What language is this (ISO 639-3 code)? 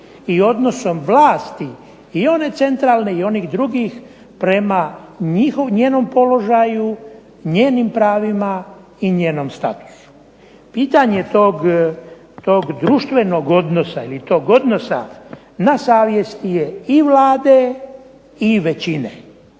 hrv